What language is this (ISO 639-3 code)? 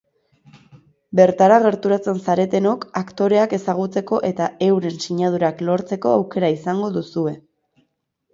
eus